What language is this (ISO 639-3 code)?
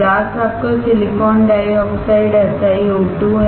hin